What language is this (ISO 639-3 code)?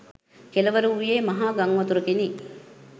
sin